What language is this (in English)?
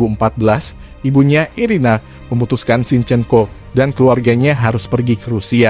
Indonesian